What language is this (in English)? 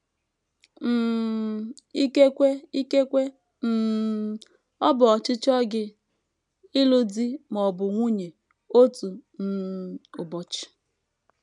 Igbo